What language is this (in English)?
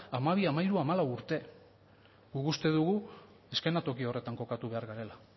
Basque